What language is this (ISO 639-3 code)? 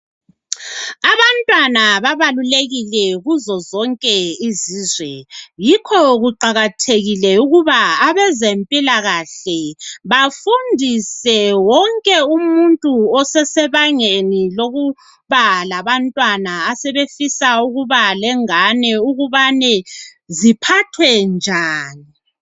nde